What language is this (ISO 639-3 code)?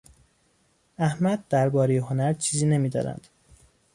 fas